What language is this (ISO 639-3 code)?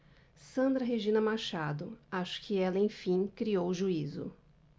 por